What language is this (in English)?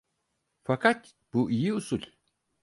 Turkish